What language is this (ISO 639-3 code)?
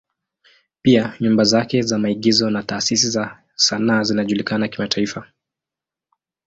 swa